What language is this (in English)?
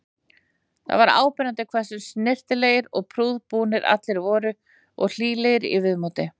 Icelandic